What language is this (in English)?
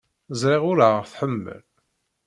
Kabyle